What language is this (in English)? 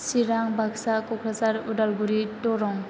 Bodo